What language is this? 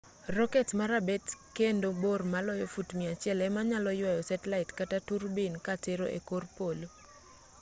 Luo (Kenya and Tanzania)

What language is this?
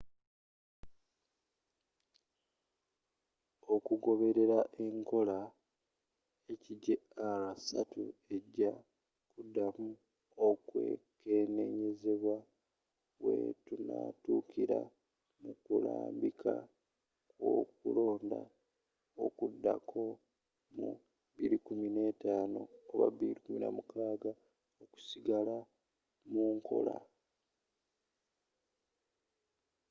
Ganda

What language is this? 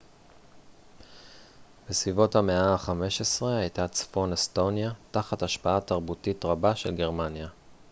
Hebrew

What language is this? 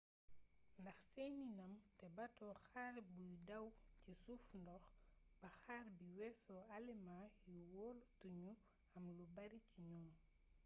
Wolof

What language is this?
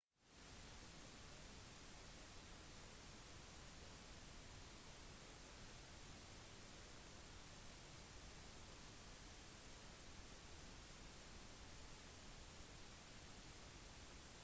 Norwegian Bokmål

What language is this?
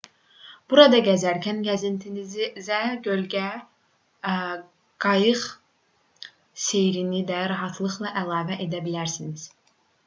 Azerbaijani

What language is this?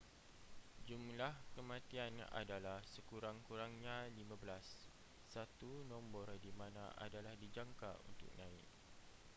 Malay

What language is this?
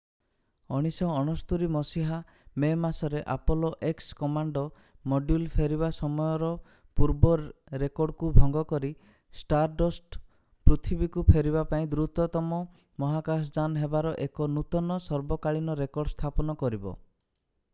Odia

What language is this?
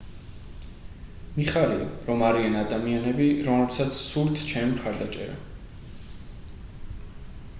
Georgian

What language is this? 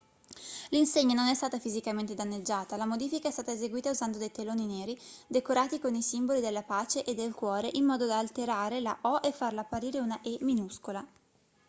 Italian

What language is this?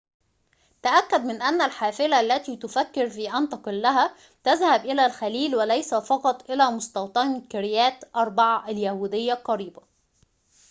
Arabic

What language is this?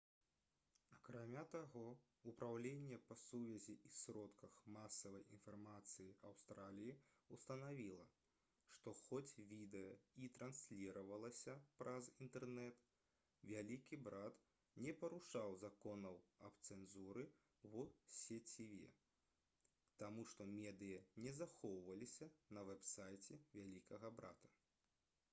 Belarusian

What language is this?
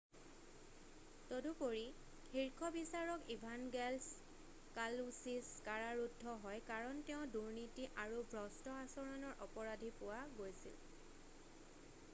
Assamese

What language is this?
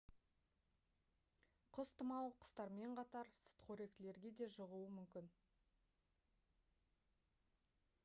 Kazakh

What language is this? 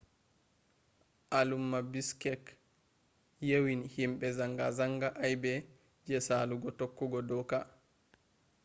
Fula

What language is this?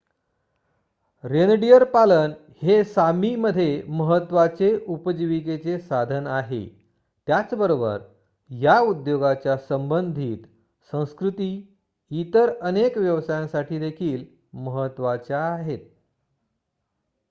Marathi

